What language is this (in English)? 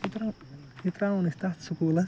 Kashmiri